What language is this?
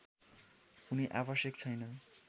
Nepali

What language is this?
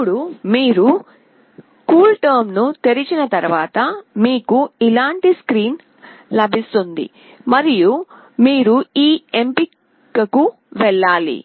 Telugu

